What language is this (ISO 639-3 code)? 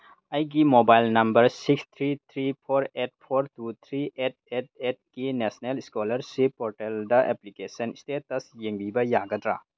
mni